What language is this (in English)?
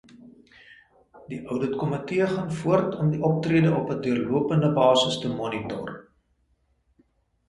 Afrikaans